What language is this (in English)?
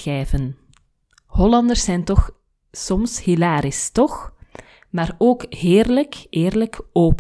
Dutch